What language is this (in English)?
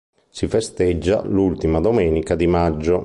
Italian